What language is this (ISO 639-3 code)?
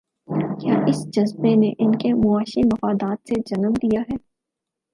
urd